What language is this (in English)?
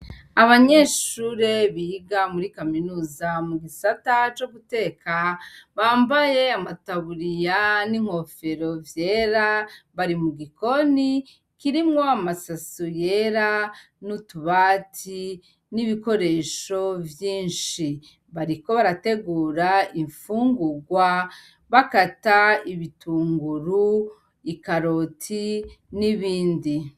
Rundi